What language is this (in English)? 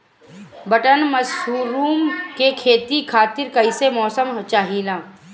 Bhojpuri